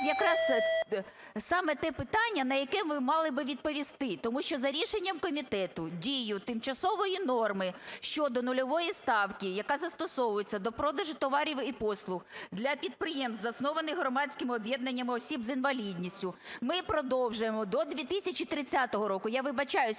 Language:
Ukrainian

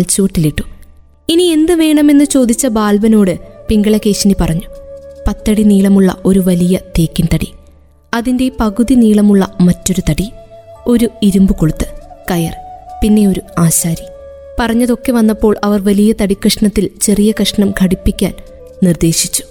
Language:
Malayalam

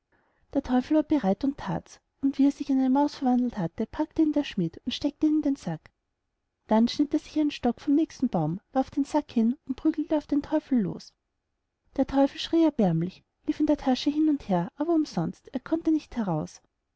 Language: German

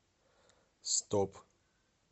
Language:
Russian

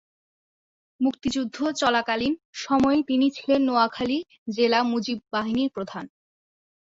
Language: Bangla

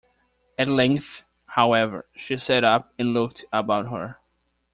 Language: English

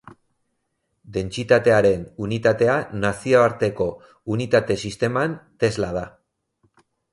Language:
Basque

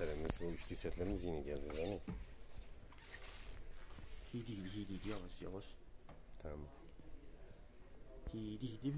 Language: Turkish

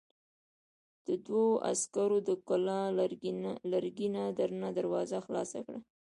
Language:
Pashto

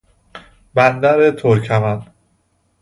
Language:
Persian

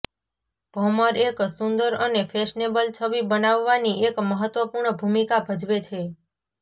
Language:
Gujarati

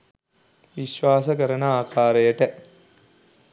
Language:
Sinhala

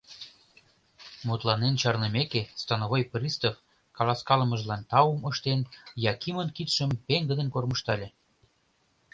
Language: Mari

